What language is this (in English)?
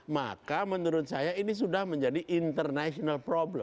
Indonesian